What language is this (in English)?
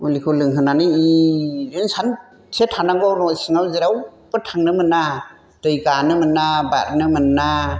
Bodo